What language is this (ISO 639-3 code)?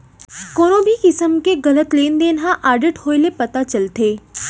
hne